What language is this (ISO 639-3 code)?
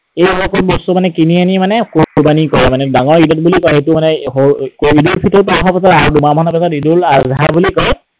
asm